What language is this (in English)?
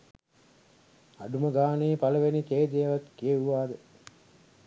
Sinhala